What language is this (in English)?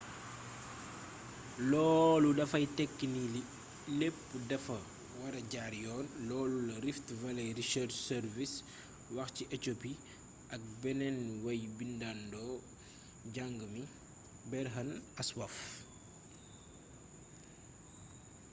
Wolof